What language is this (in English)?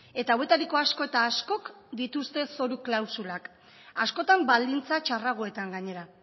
Basque